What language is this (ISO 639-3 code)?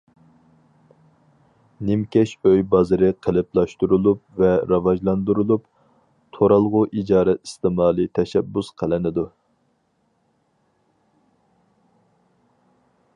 uig